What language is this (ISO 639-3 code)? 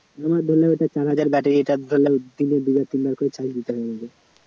ben